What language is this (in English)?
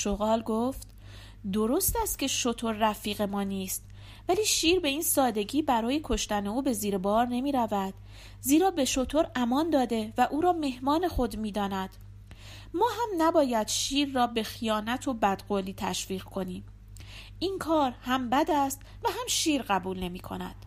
Persian